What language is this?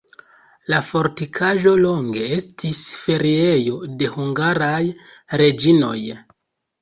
Esperanto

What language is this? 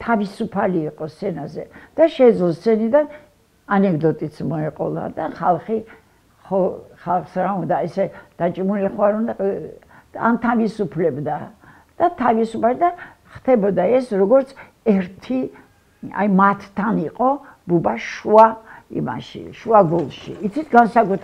Turkish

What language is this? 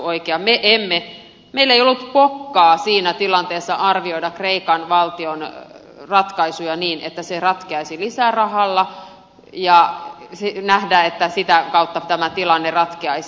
Finnish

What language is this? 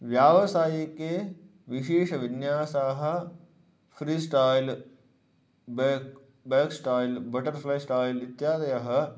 Sanskrit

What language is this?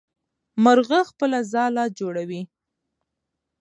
Pashto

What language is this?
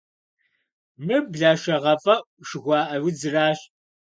Kabardian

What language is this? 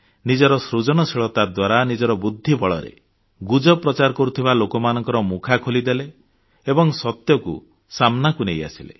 Odia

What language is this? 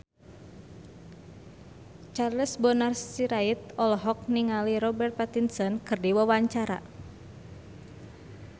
Sundanese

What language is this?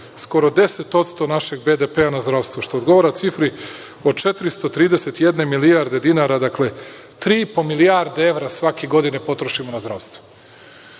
Serbian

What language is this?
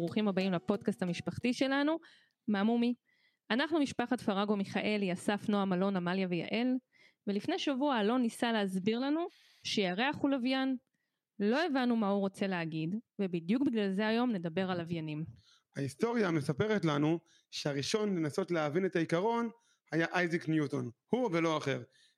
Hebrew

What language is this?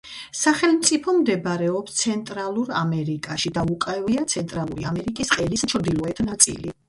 Georgian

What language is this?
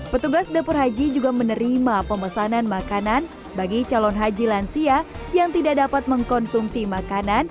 Indonesian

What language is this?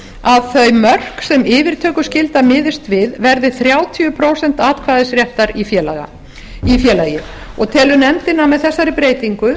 Icelandic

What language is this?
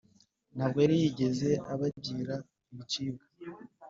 Kinyarwanda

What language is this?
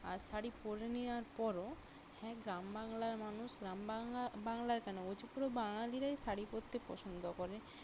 Bangla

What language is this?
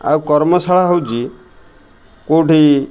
Odia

